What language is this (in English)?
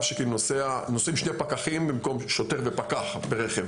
Hebrew